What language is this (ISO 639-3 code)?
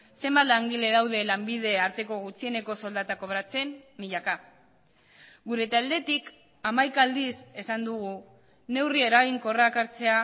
eus